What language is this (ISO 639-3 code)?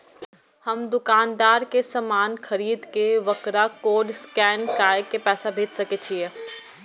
mai